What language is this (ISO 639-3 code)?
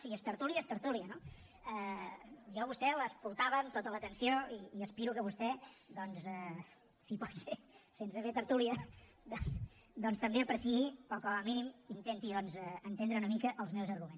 cat